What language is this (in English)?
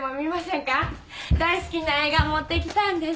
Japanese